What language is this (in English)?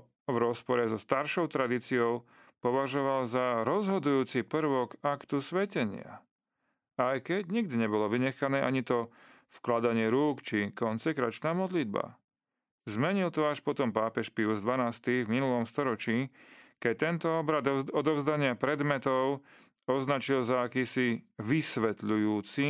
Slovak